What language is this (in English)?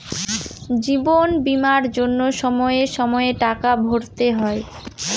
Bangla